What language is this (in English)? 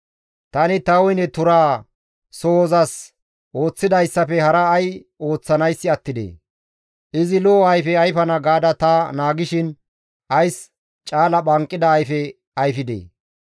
Gamo